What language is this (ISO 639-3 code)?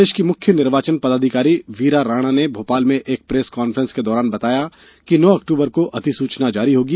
hin